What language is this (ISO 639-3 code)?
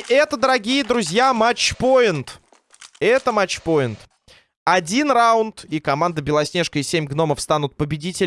rus